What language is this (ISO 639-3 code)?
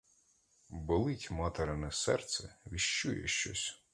ukr